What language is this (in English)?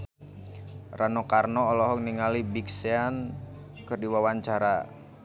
Sundanese